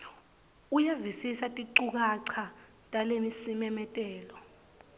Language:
Swati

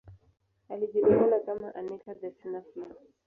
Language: Swahili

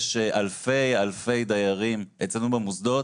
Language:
Hebrew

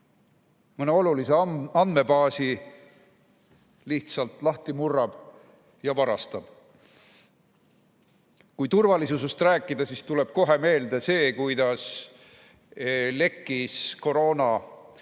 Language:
Estonian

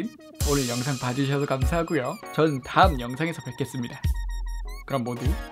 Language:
Korean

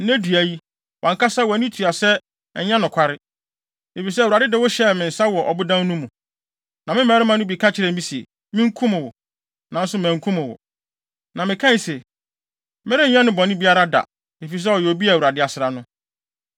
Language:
Akan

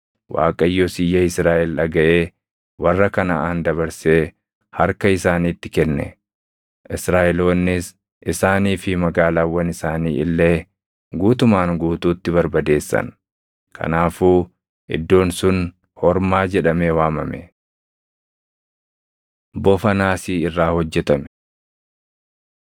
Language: Oromo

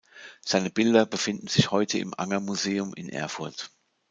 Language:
German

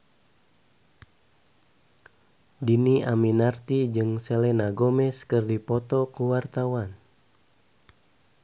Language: Sundanese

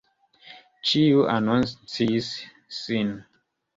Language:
Esperanto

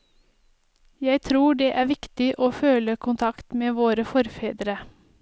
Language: Norwegian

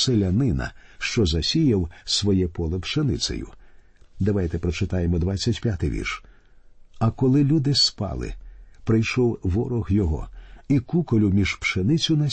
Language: Ukrainian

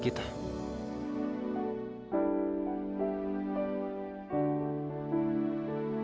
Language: Indonesian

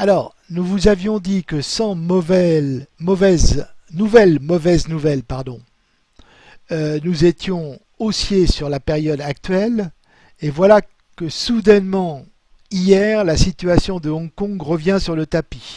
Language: French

